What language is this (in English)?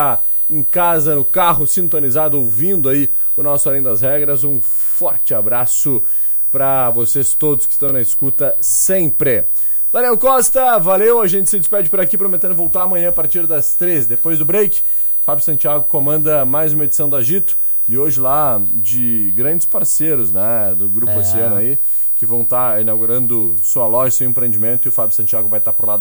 Portuguese